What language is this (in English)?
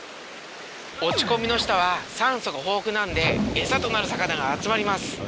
Japanese